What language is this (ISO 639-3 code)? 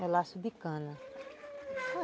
por